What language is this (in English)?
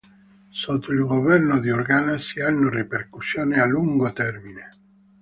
Italian